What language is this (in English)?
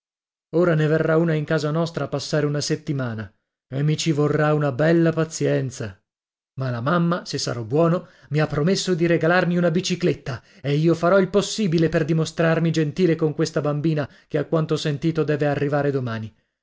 Italian